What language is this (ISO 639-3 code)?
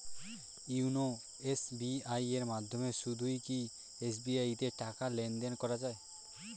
ben